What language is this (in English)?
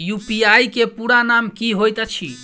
Maithili